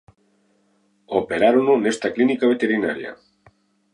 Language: Galician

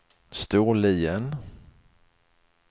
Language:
Swedish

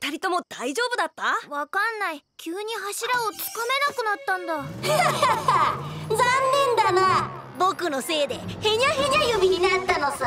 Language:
Japanese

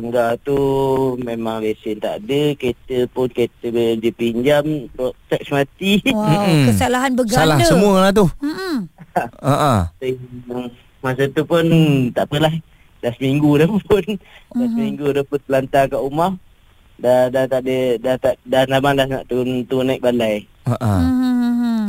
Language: Malay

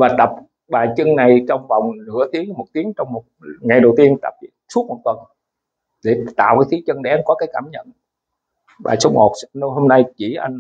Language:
Vietnamese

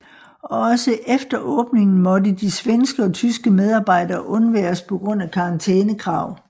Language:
Danish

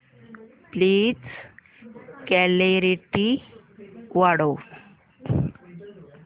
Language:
Marathi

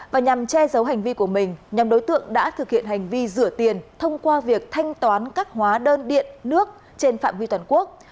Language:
Vietnamese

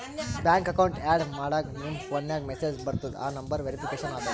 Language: Kannada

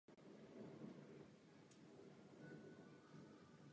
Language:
Czech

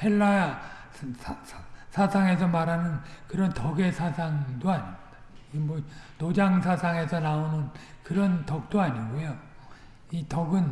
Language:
Korean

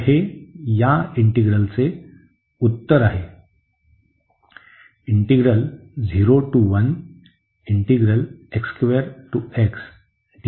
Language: Marathi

